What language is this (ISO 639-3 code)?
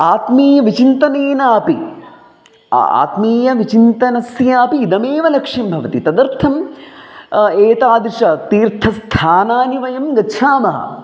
san